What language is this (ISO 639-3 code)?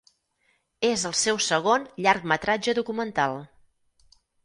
cat